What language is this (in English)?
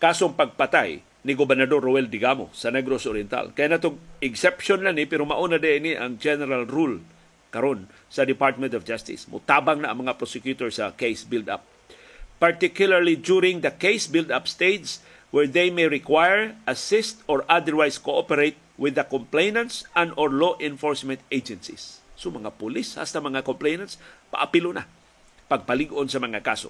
Filipino